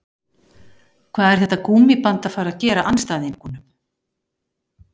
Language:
Icelandic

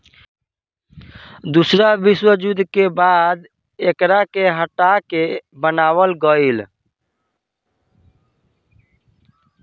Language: Bhojpuri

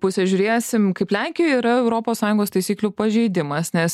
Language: Lithuanian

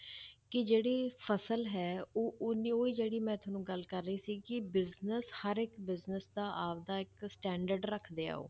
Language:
Punjabi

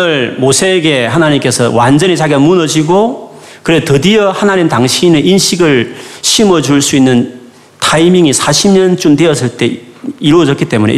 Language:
Korean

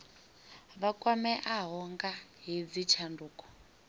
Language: Venda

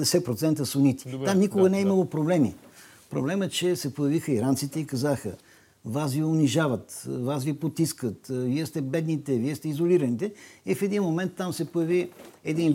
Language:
Bulgarian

